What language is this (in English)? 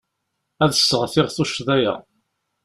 Kabyle